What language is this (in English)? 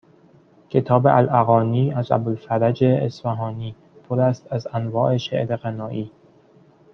Persian